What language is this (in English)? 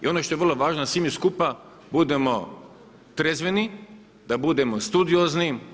Croatian